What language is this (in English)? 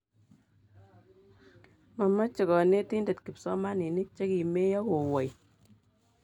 Kalenjin